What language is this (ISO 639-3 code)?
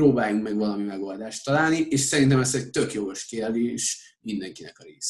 hun